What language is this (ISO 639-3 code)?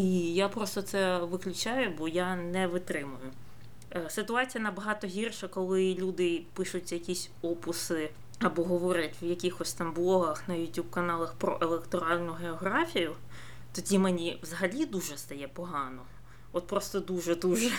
ukr